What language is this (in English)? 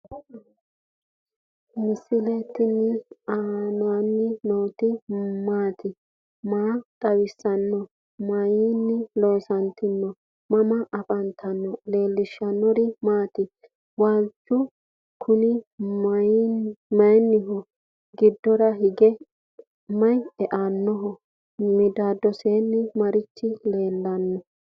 Sidamo